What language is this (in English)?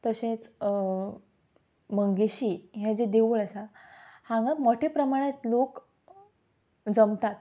Konkani